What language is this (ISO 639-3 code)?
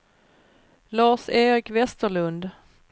swe